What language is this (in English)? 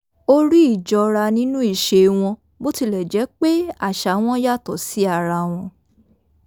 Yoruba